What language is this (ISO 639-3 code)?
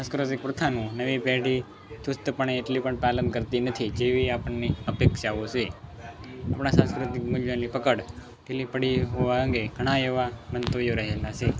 guj